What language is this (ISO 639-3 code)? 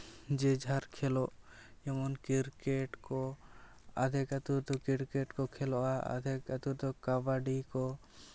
sat